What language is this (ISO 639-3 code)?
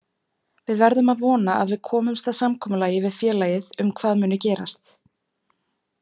isl